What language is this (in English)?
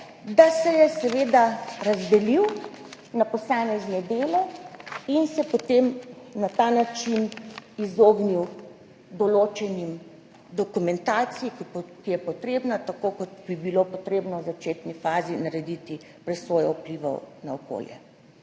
Slovenian